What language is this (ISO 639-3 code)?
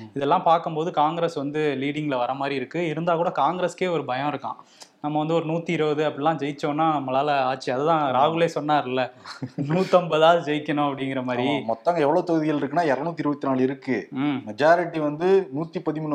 tam